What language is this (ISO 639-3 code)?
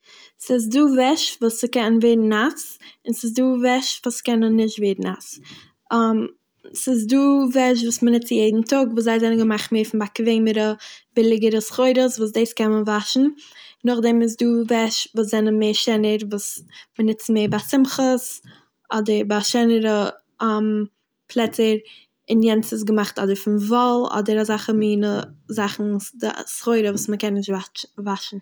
yid